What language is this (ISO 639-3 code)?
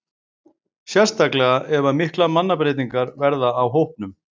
isl